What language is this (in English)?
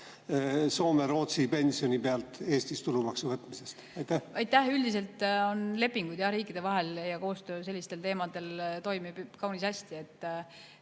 Estonian